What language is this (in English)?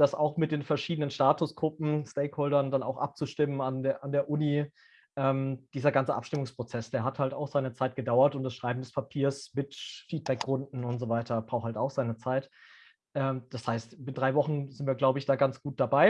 German